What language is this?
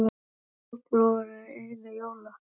Icelandic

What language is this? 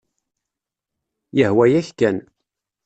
Kabyle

